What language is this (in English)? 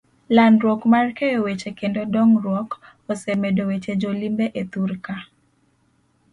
Luo (Kenya and Tanzania)